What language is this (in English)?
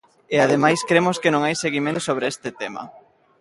Galician